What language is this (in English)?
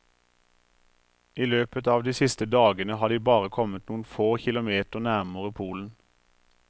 Norwegian